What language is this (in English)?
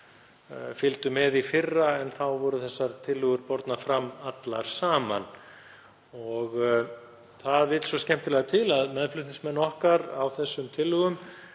Icelandic